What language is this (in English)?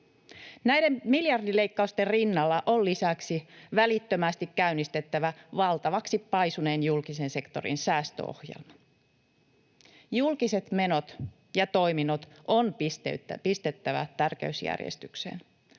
Finnish